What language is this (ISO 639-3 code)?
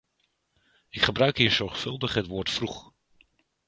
nld